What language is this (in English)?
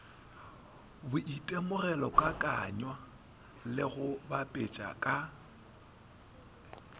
Northern Sotho